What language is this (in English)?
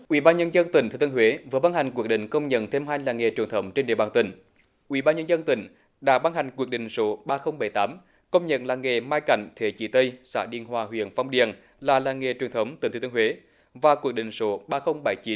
Vietnamese